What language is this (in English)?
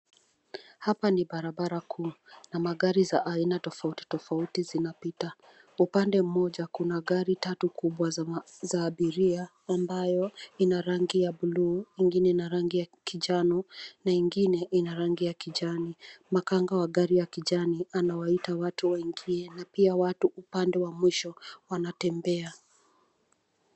Swahili